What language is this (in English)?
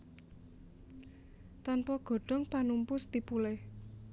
Javanese